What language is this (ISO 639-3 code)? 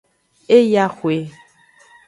ajg